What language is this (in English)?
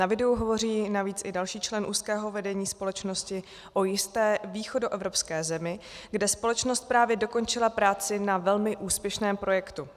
Czech